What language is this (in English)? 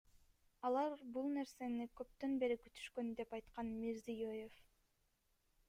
Kyrgyz